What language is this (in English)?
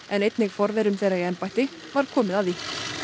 Icelandic